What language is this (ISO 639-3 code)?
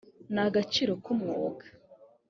kin